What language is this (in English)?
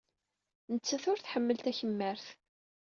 Kabyle